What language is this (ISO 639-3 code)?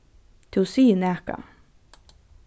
fao